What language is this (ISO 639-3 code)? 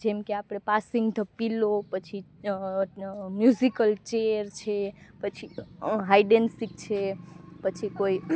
guj